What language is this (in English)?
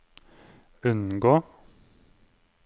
Norwegian